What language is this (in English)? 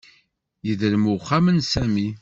Kabyle